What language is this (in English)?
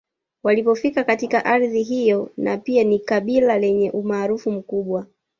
Swahili